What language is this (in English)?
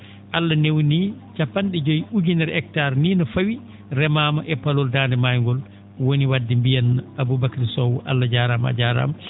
Fula